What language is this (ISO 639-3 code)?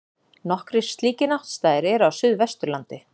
isl